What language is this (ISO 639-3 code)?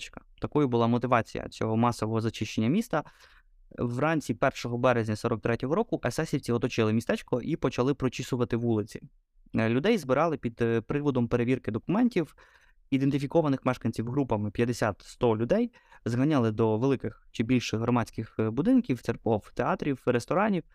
ukr